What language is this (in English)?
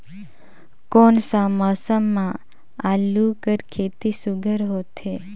Chhattisgarhi